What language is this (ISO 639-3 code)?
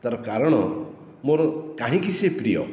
ori